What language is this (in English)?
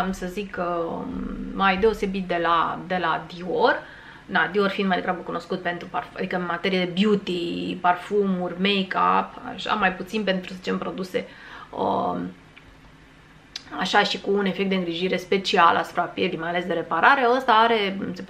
Romanian